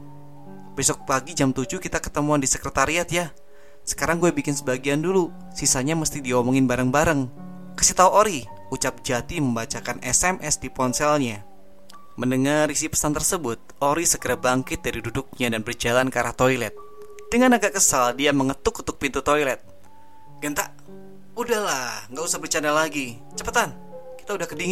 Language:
Indonesian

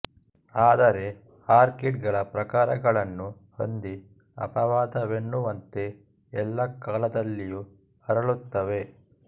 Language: Kannada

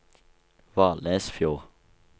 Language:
Norwegian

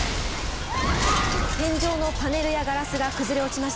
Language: Japanese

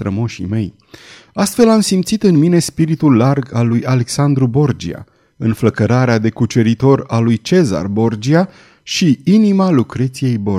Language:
Romanian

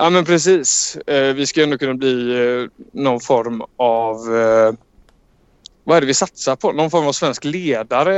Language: Swedish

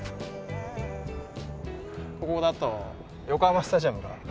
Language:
Japanese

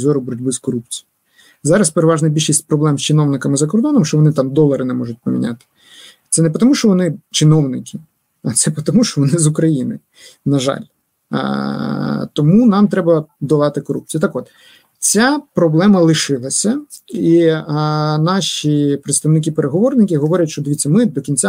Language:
Ukrainian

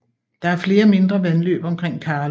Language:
Danish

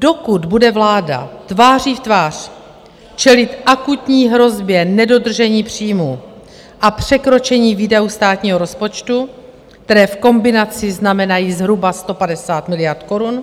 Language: Czech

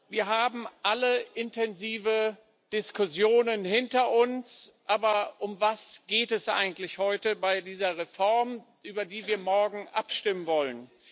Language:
German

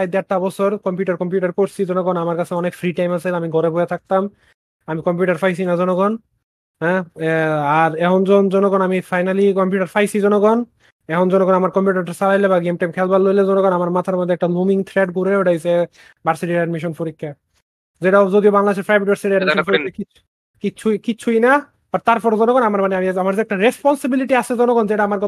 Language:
Bangla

